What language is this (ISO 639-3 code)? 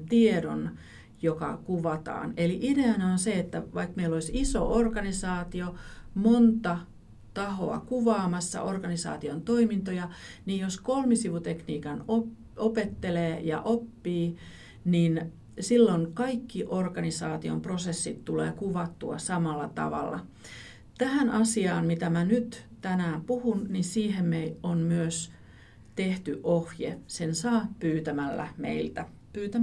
fin